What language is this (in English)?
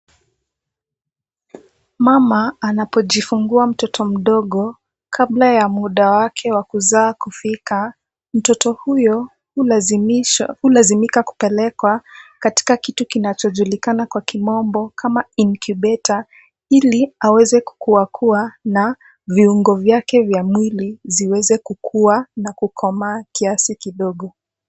Swahili